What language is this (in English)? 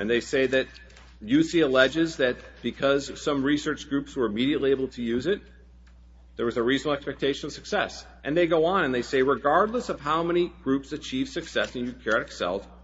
English